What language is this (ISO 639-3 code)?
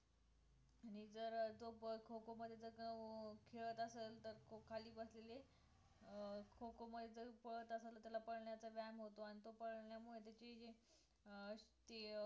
mar